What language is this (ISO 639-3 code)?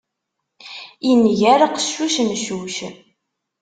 kab